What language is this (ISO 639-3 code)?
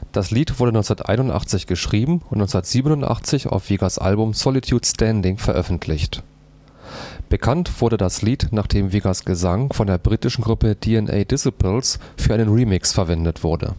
deu